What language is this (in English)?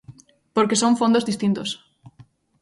Galician